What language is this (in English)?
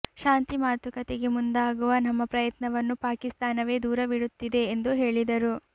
Kannada